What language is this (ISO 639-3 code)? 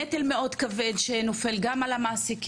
heb